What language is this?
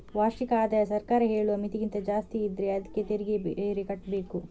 Kannada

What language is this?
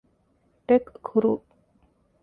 Divehi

